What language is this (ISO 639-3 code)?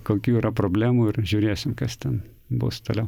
lit